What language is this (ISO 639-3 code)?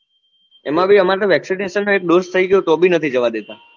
guj